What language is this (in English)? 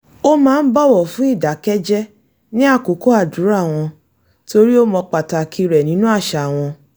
Yoruba